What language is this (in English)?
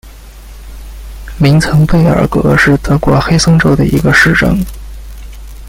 Chinese